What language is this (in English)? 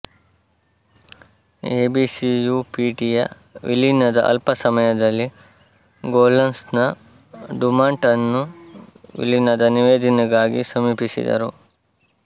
Kannada